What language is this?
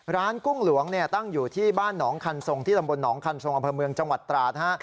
Thai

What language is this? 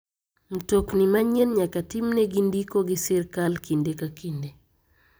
Luo (Kenya and Tanzania)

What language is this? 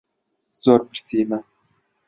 Central Kurdish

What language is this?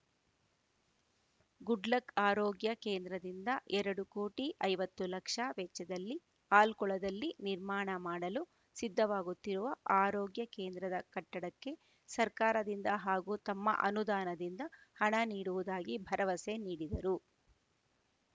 Kannada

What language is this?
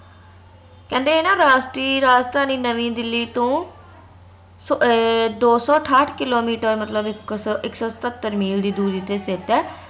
Punjabi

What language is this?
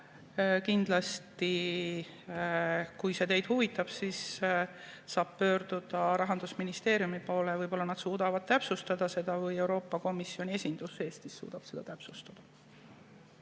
Estonian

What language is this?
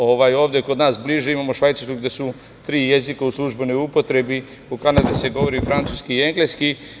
Serbian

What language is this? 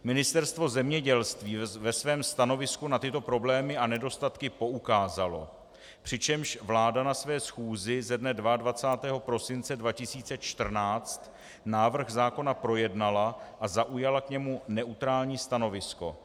Czech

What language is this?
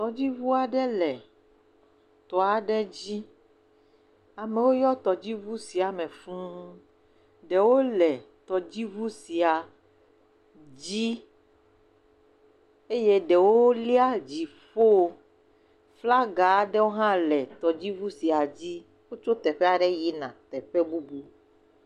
Ewe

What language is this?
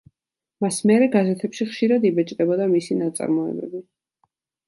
Georgian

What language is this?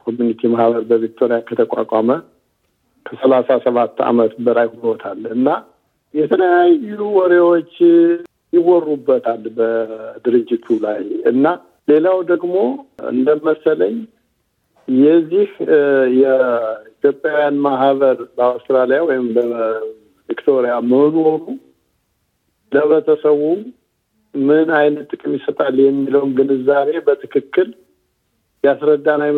Amharic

